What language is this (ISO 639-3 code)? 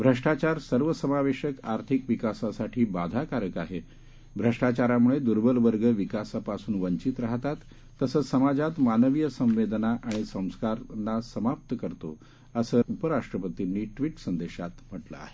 mar